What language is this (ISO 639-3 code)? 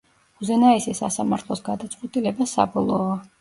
kat